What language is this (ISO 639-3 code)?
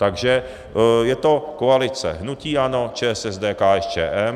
ces